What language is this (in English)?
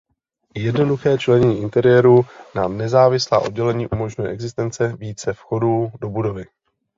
Czech